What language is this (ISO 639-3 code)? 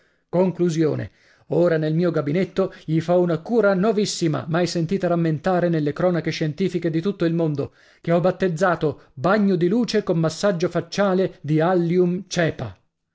ita